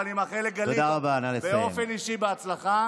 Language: Hebrew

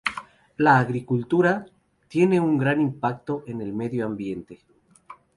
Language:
Spanish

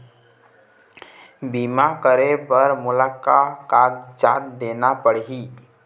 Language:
Chhattisgarhi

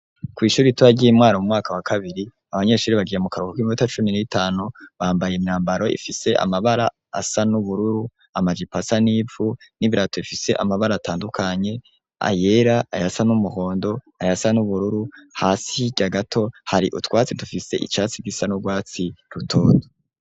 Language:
Rundi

